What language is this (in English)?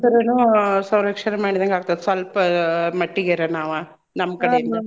Kannada